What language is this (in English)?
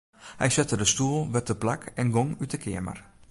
Western Frisian